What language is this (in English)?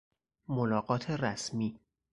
Persian